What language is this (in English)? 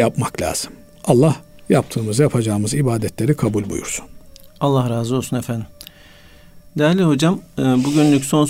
Turkish